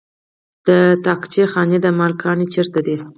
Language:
Pashto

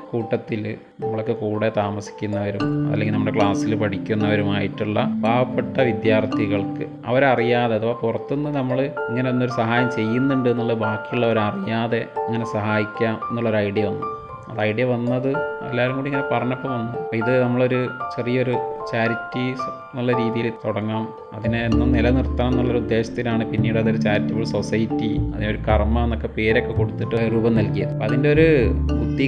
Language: Malayalam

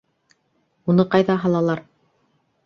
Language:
Bashkir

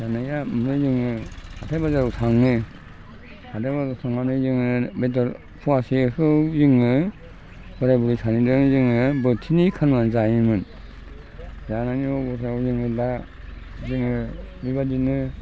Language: Bodo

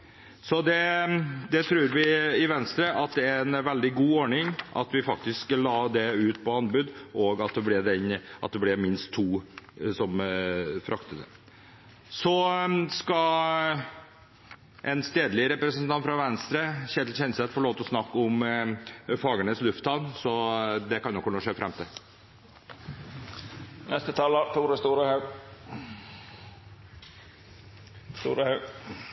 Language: Norwegian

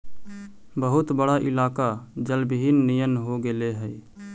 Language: Magahi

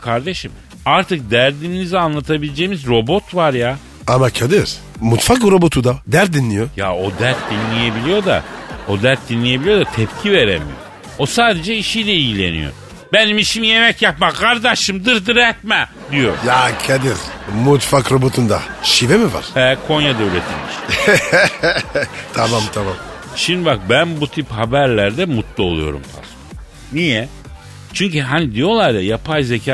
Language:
Turkish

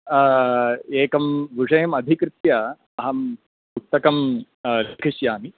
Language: Sanskrit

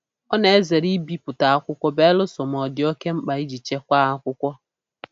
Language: Igbo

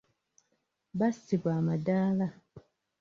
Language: Ganda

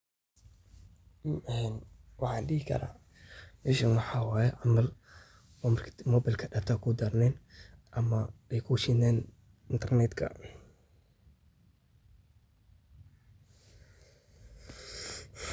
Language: Somali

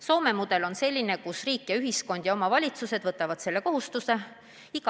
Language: Estonian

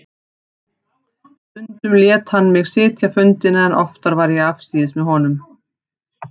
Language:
Icelandic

